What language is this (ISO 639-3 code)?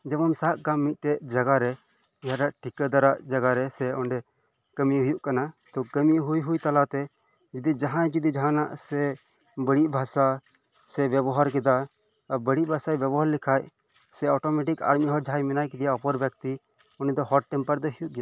sat